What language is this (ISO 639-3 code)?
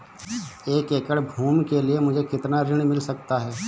hin